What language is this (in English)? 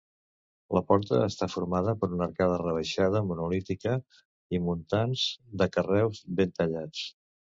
Catalan